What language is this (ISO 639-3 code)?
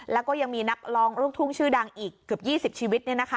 tha